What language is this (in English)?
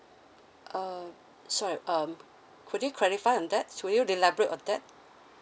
English